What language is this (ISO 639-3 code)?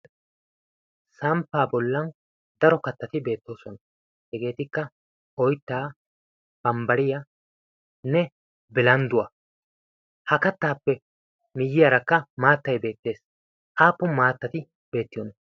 wal